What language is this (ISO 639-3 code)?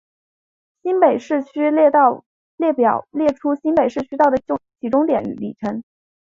zho